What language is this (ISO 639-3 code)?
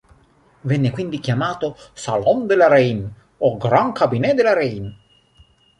ita